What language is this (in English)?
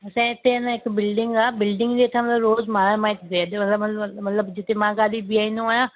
Sindhi